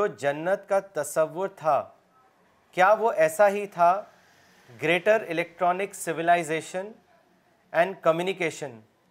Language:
Urdu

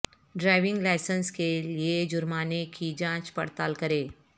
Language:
Urdu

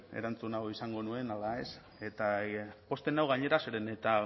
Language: Basque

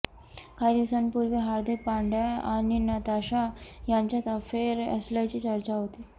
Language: Marathi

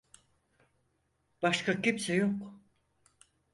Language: Turkish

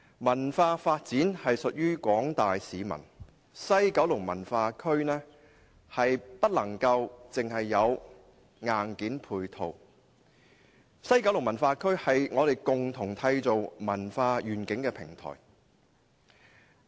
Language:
Cantonese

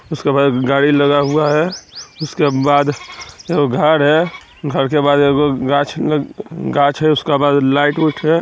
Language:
Magahi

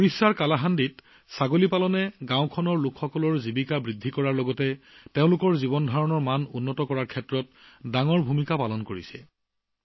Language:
Assamese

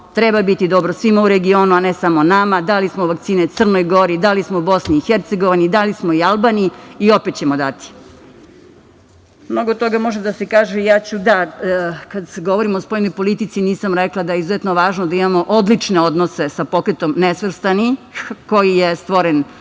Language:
Serbian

